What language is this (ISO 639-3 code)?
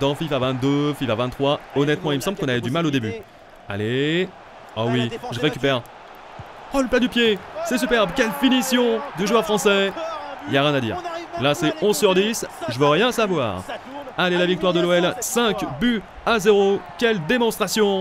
fra